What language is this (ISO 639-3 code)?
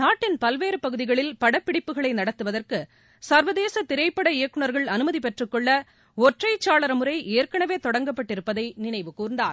tam